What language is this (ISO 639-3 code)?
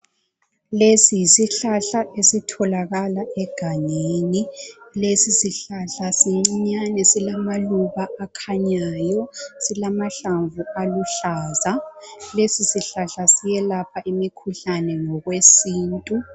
nde